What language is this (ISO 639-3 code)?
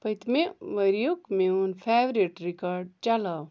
kas